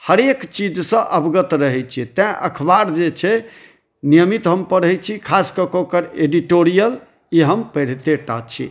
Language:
Maithili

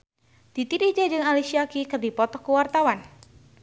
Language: Sundanese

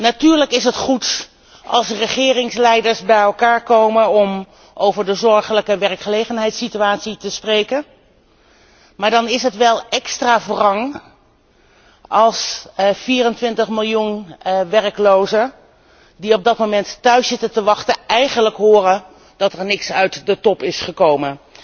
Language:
Dutch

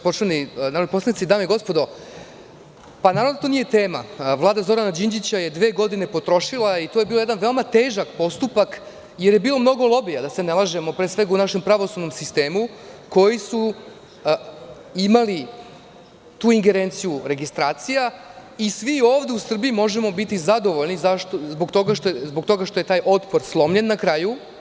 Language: Serbian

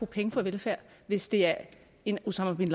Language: Danish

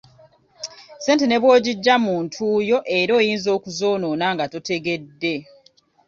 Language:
Ganda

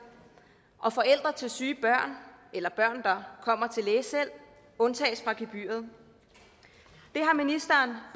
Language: Danish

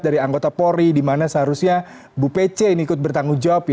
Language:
Indonesian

